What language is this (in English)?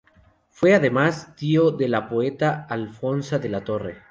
Spanish